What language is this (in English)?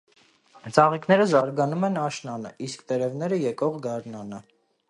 Armenian